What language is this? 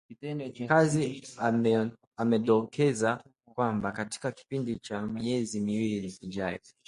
Swahili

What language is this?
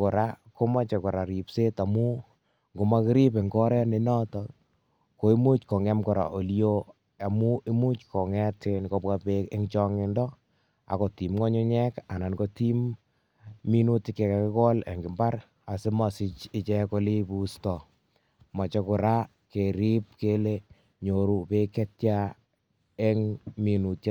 Kalenjin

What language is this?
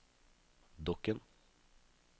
Norwegian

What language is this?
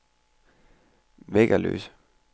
Danish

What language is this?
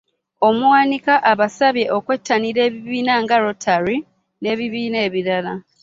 Ganda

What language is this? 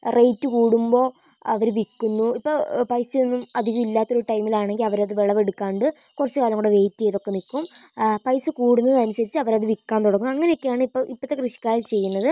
Malayalam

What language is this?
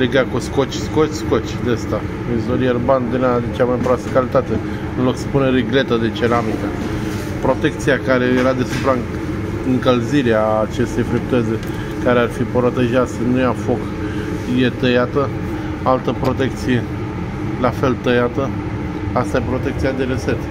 Romanian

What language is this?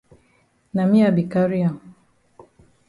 Cameroon Pidgin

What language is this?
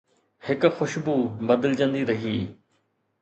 Sindhi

